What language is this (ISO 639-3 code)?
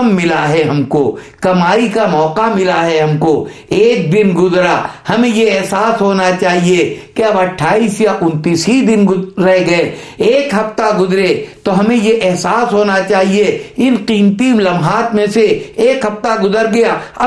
urd